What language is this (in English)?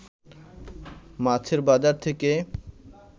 Bangla